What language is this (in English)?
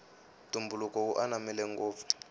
Tsonga